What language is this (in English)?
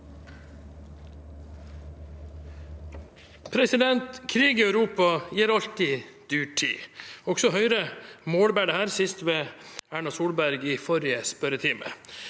Norwegian